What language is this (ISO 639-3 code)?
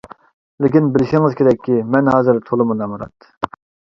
uig